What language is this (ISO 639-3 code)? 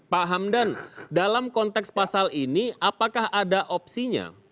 ind